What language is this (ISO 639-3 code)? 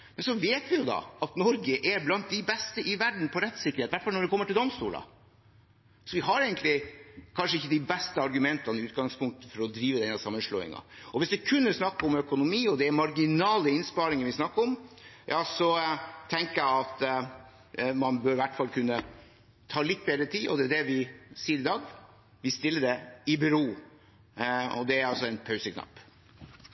nor